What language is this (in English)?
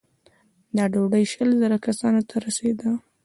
Pashto